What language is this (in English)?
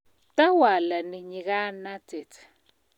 Kalenjin